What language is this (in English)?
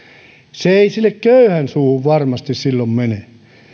Finnish